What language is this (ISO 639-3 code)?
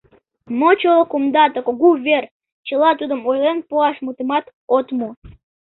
chm